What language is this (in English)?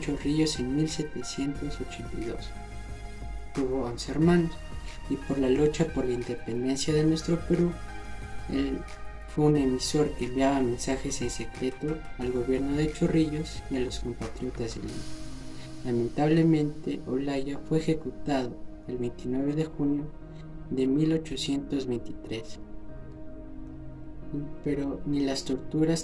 Spanish